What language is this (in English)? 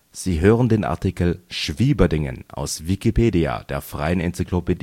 German